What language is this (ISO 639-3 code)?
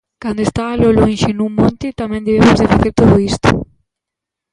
glg